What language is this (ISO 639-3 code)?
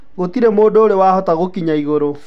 kik